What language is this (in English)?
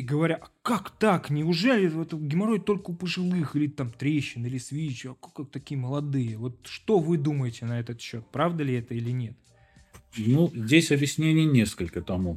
Russian